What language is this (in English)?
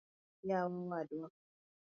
Luo (Kenya and Tanzania)